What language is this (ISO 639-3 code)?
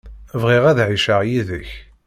kab